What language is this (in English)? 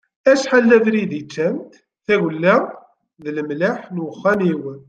Kabyle